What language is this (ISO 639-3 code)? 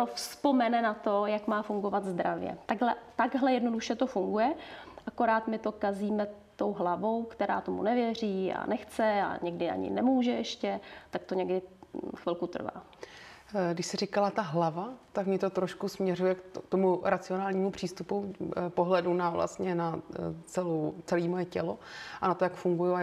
ces